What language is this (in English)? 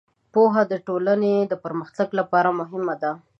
Pashto